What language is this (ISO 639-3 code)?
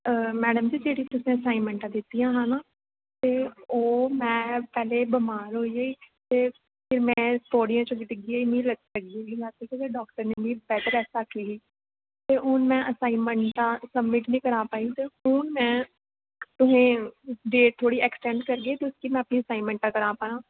doi